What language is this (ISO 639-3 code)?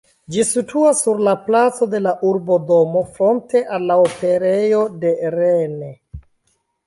epo